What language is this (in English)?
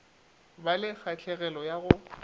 Northern Sotho